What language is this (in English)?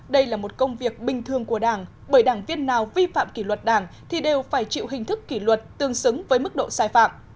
Vietnamese